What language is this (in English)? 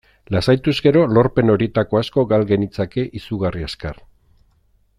Basque